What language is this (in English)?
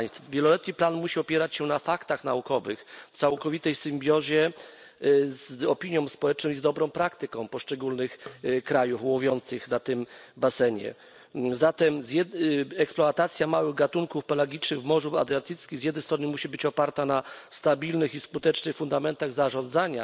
Polish